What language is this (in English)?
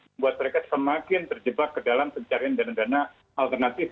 Indonesian